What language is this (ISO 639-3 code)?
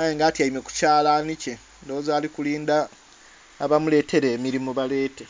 xog